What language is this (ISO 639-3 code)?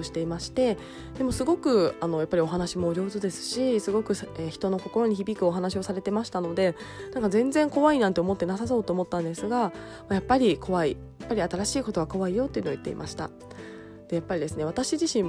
jpn